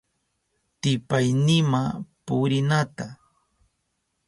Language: Southern Pastaza Quechua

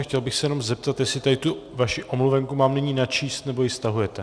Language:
Czech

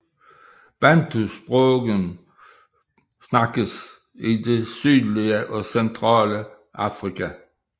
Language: Danish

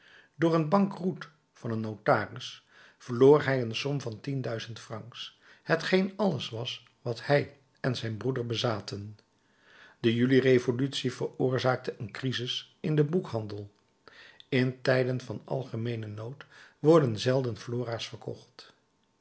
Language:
Dutch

